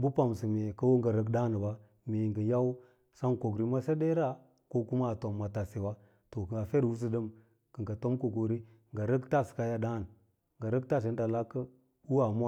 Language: Lala-Roba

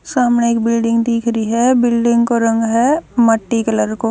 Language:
Haryanvi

